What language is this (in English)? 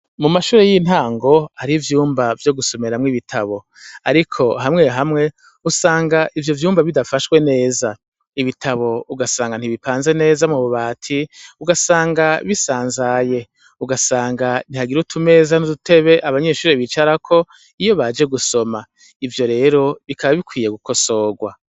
Rundi